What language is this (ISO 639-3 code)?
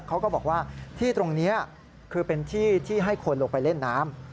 tha